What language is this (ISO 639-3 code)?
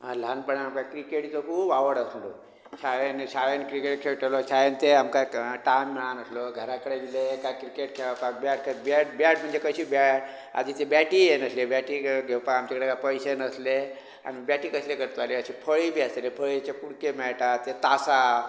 kok